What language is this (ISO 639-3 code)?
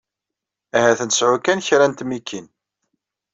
kab